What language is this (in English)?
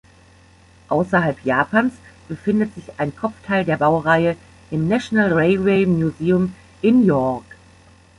German